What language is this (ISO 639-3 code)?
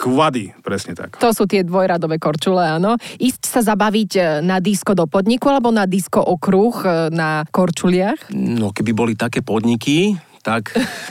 slk